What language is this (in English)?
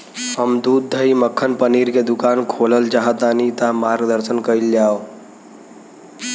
Bhojpuri